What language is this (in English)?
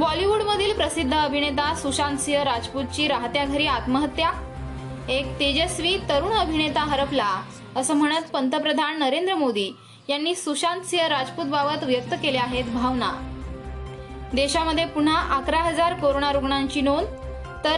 Marathi